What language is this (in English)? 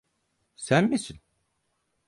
Turkish